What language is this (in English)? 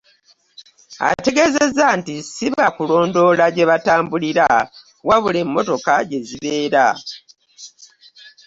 Ganda